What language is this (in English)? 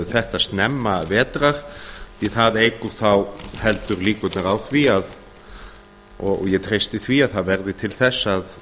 Icelandic